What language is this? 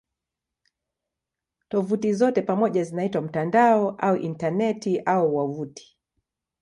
Swahili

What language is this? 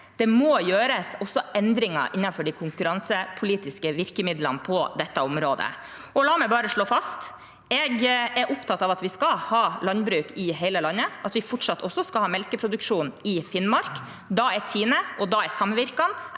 Norwegian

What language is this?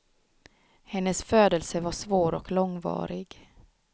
Swedish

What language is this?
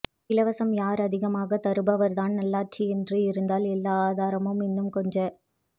Tamil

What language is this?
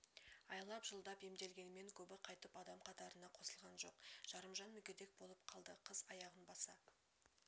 Kazakh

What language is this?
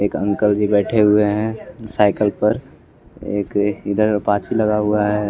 Hindi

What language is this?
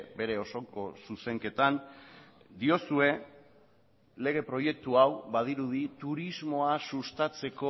Basque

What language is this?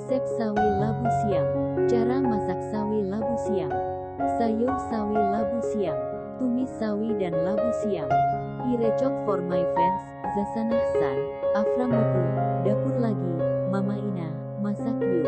Indonesian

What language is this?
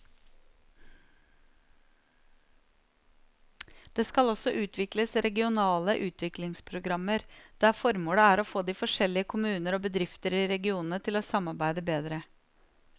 Norwegian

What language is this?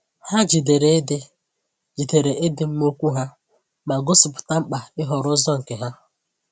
Igbo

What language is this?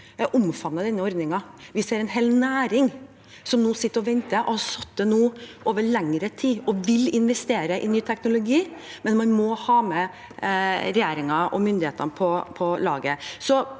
Norwegian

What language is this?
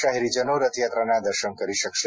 Gujarati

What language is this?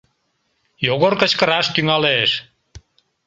Mari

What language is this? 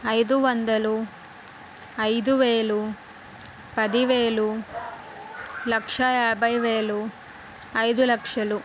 Telugu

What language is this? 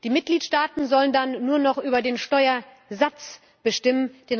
German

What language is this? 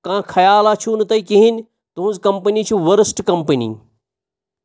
Kashmiri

